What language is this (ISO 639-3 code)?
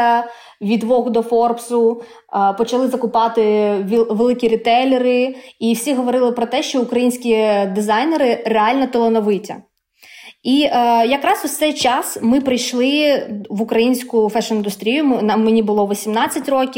ukr